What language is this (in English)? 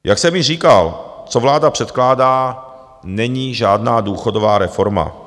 Czech